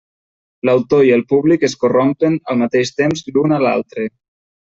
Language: Catalan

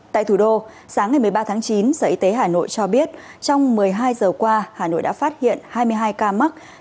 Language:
Vietnamese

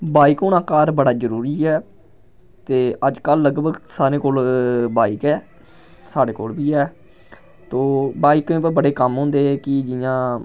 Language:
Dogri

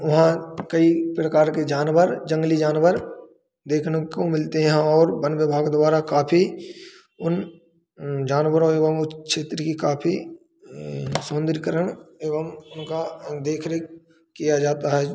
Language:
Hindi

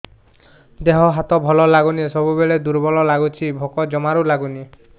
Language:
Odia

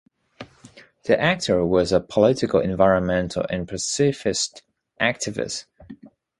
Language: English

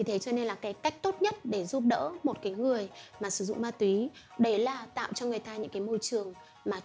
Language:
Vietnamese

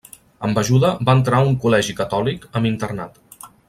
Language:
Catalan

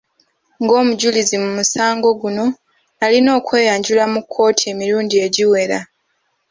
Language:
Ganda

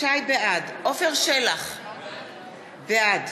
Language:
Hebrew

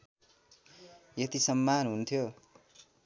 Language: Nepali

